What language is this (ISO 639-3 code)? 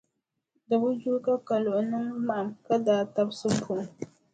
dag